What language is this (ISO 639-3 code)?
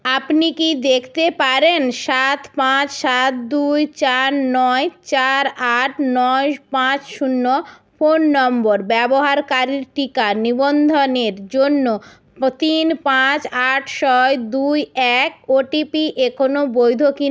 ben